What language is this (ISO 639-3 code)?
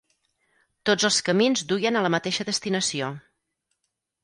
cat